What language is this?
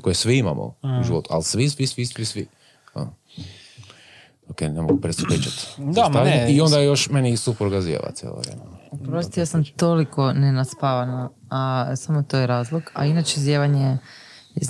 Croatian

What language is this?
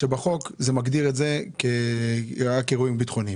Hebrew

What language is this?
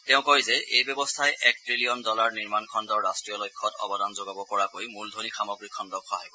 Assamese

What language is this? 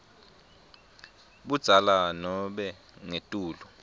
Swati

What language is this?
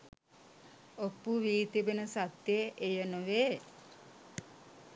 Sinhala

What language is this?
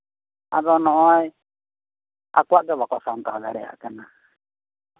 Santali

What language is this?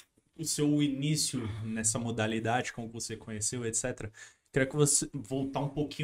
Portuguese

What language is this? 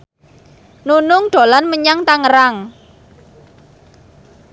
Javanese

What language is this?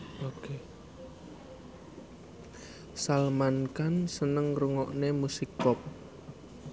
Javanese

